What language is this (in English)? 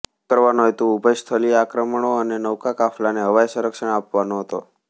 Gujarati